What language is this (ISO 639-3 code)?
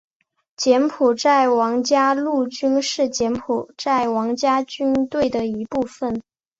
zho